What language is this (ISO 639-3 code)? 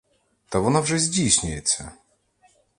ukr